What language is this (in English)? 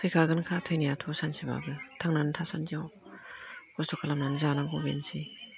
Bodo